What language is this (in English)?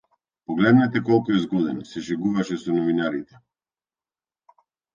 Macedonian